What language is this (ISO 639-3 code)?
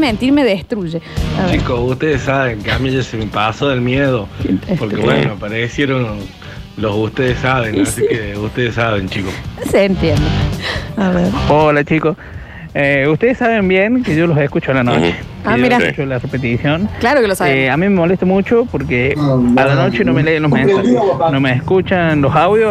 spa